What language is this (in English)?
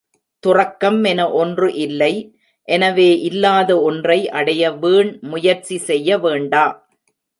Tamil